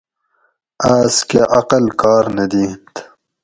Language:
Gawri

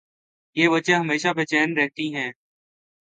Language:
Urdu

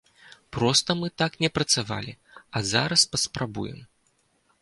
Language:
Belarusian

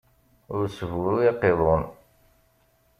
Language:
Kabyle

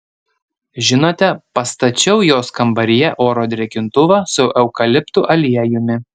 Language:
Lithuanian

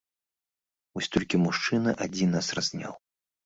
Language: Belarusian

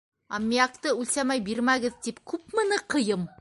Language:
Bashkir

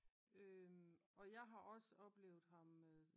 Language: Danish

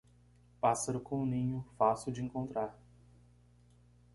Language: Portuguese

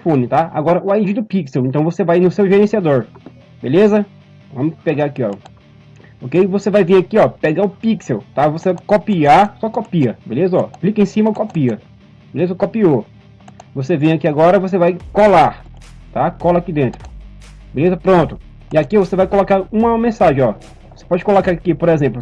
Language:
Portuguese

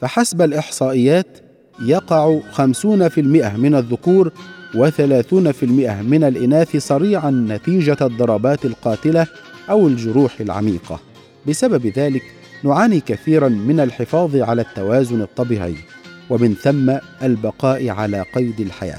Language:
Arabic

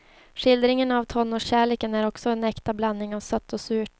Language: Swedish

